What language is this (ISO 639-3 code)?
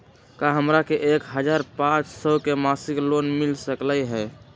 mag